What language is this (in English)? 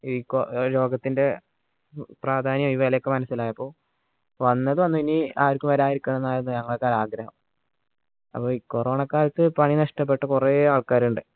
Malayalam